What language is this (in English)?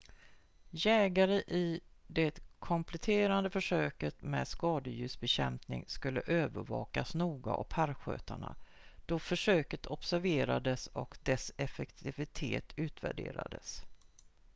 Swedish